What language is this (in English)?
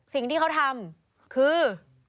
Thai